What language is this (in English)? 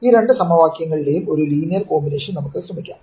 Malayalam